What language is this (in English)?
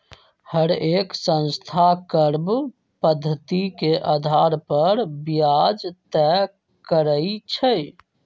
Magahi